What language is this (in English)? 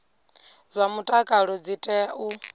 Venda